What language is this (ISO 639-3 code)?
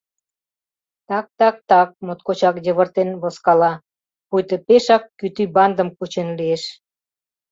chm